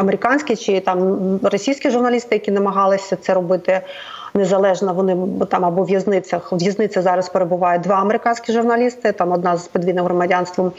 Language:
Ukrainian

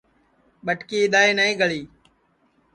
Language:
Sansi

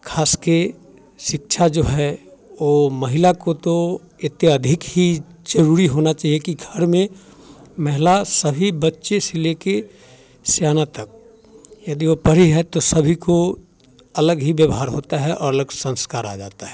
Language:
Hindi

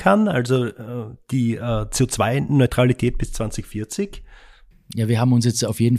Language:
German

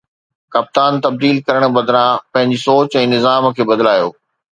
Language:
Sindhi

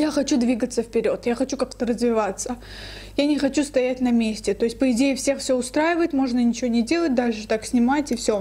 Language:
Russian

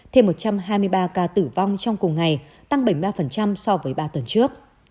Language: Vietnamese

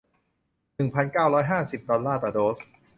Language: Thai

